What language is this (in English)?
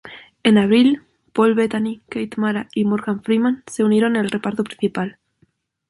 Spanish